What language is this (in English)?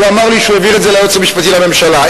Hebrew